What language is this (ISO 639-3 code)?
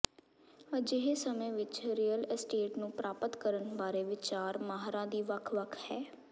pan